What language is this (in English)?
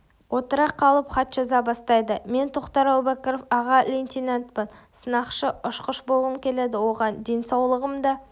Kazakh